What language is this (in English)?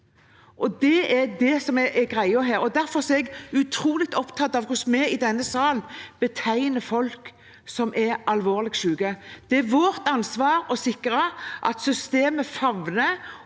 Norwegian